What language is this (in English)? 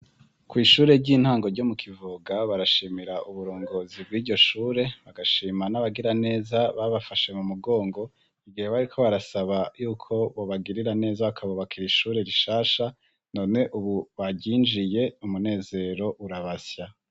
Rundi